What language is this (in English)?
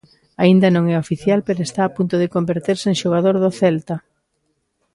Galician